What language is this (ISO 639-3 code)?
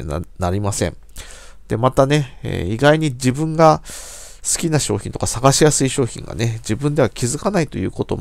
jpn